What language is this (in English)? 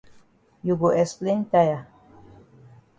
Cameroon Pidgin